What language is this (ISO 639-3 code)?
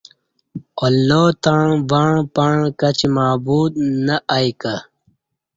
bsh